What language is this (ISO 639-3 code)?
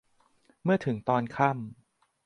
tha